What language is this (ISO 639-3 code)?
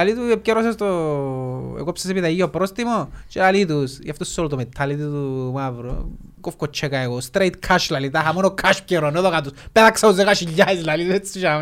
ell